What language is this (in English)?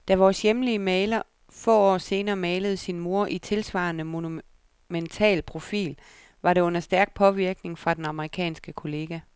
Danish